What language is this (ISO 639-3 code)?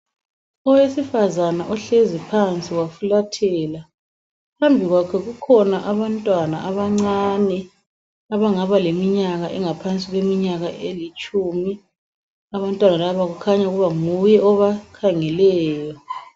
nde